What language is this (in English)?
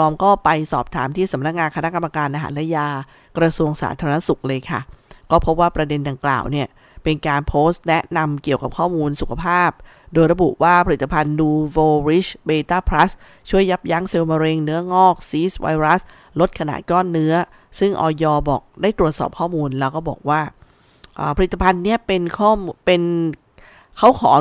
Thai